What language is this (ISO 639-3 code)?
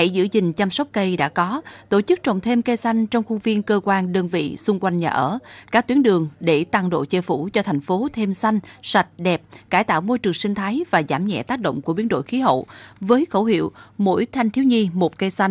vie